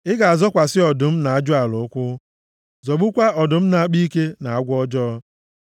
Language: Igbo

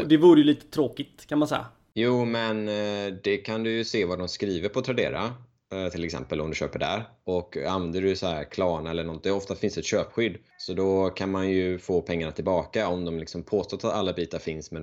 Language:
Swedish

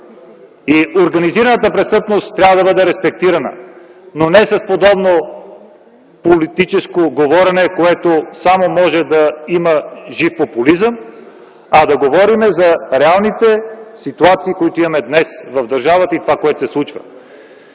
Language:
Bulgarian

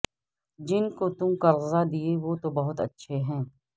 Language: Urdu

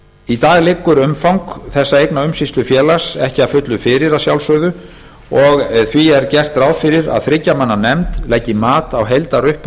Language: Icelandic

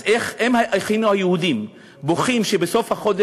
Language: Hebrew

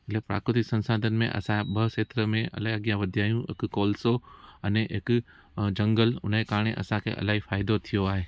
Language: Sindhi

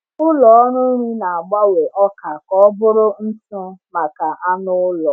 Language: Igbo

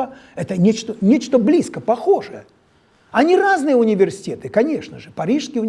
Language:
Russian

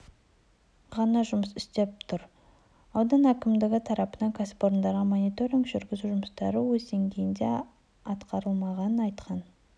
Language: Kazakh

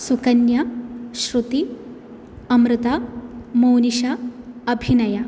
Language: Sanskrit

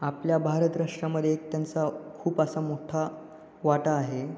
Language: Marathi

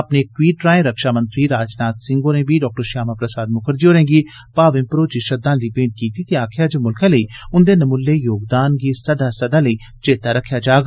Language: Dogri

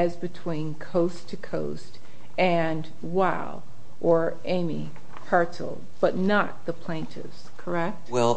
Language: English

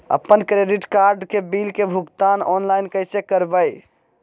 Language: Magahi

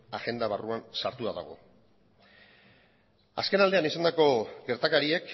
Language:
Basque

